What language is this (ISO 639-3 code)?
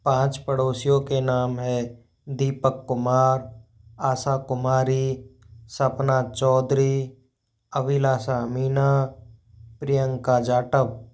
hin